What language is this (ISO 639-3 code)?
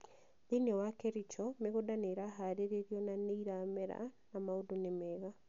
kik